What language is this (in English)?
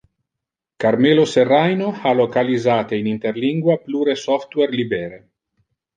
Interlingua